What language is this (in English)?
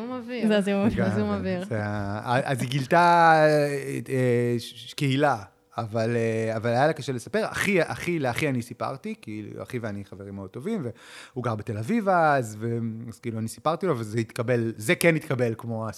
Hebrew